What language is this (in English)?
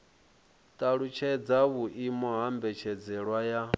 Venda